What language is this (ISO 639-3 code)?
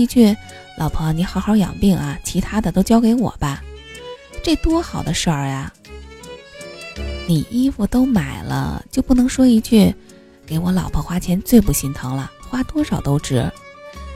zho